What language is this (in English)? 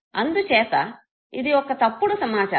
Telugu